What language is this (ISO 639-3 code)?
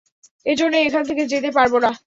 ben